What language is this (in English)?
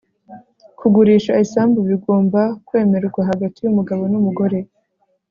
Kinyarwanda